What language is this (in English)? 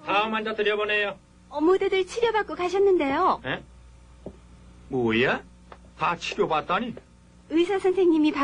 Korean